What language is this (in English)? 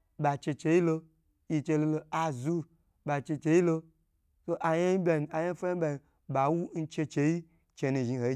Gbagyi